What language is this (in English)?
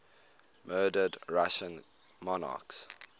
English